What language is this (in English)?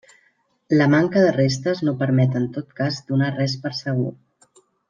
Catalan